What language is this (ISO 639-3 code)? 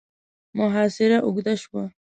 pus